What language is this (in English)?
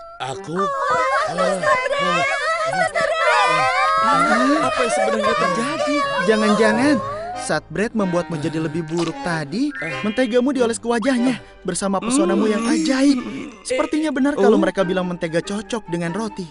Indonesian